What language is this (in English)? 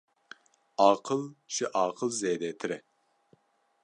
Kurdish